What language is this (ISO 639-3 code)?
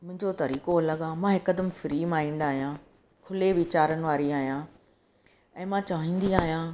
snd